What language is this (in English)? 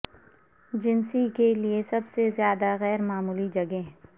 Urdu